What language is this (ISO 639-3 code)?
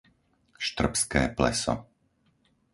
slk